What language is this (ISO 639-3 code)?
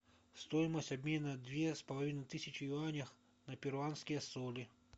rus